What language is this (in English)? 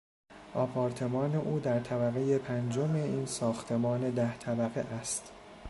Persian